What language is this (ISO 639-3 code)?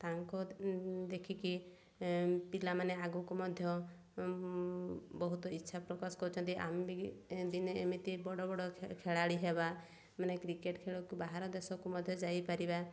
ori